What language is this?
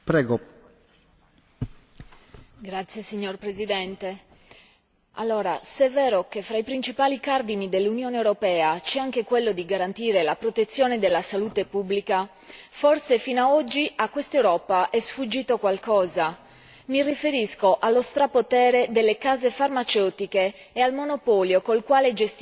Italian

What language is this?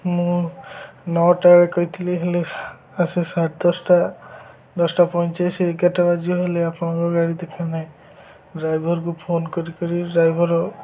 Odia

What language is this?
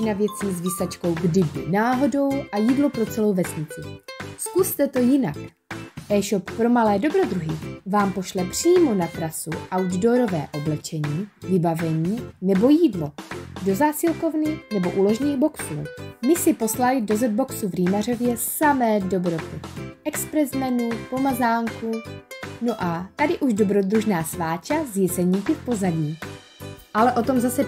Czech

